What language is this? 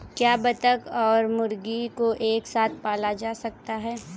Hindi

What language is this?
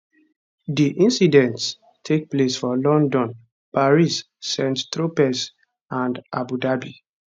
Nigerian Pidgin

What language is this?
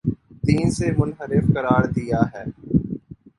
Urdu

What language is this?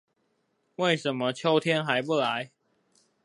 Chinese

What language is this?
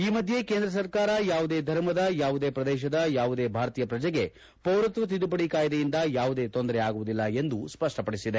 Kannada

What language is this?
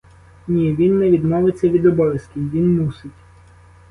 Ukrainian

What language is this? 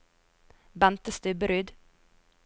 Norwegian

